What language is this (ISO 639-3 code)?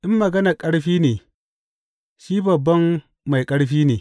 hau